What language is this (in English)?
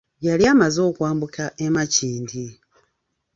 Ganda